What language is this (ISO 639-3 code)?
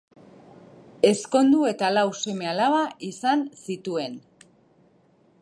eus